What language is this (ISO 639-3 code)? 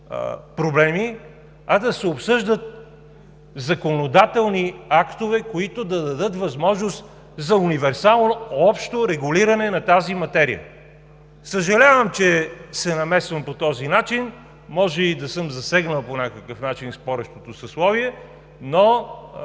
bul